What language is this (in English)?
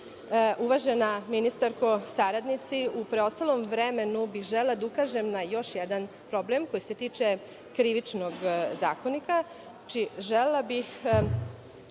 Serbian